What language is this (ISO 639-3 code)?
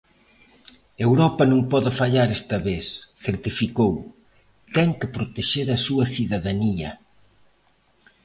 glg